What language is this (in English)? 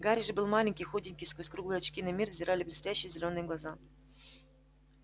Russian